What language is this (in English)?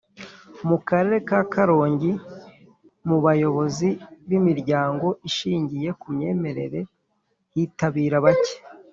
Kinyarwanda